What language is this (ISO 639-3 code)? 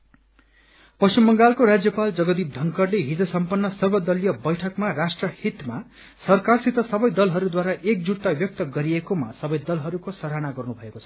nep